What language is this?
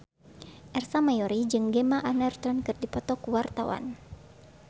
Sundanese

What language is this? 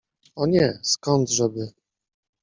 Polish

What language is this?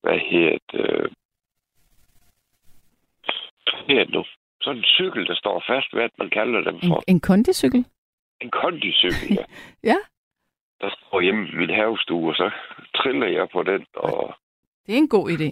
Danish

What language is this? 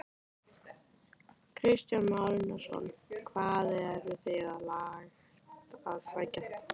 Icelandic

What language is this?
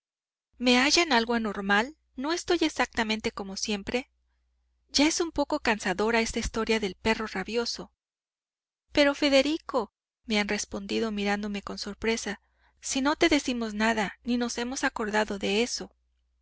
Spanish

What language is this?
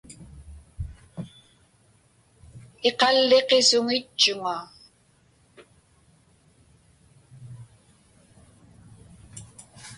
Inupiaq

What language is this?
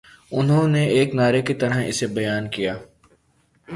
Urdu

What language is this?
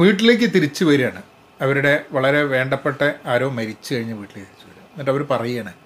Malayalam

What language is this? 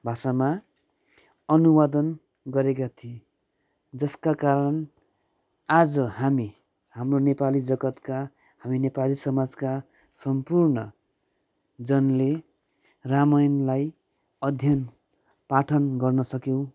Nepali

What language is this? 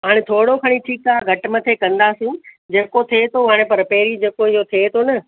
Sindhi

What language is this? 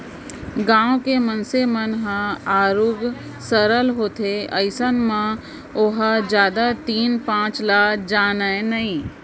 Chhattisgarhi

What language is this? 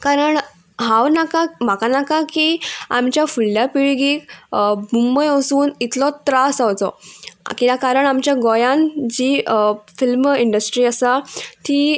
Konkani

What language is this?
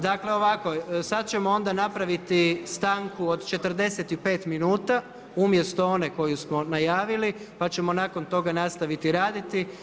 Croatian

